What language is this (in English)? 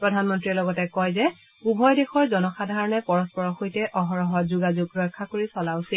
Assamese